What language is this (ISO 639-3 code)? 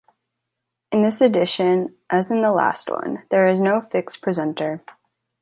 eng